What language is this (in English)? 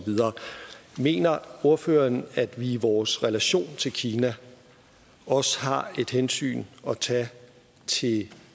Danish